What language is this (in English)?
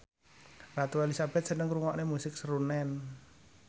Javanese